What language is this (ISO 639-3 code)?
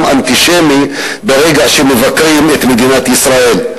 heb